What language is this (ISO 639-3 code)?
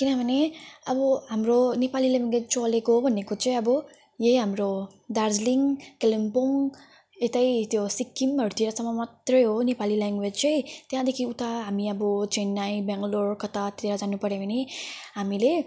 nep